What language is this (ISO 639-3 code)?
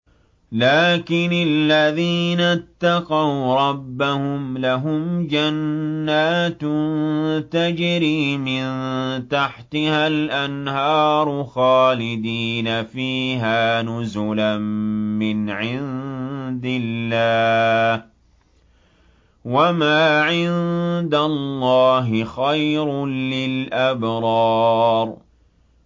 ara